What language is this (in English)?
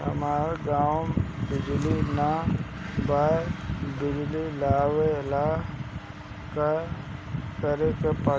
Bhojpuri